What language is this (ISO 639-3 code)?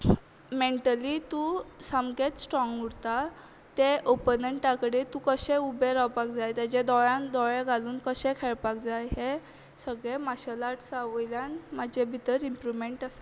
kok